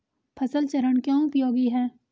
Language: Hindi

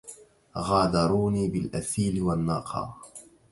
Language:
Arabic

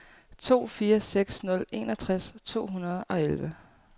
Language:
Danish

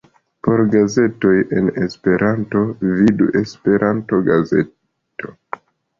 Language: Esperanto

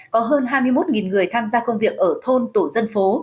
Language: Vietnamese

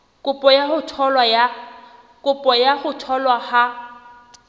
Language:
Southern Sotho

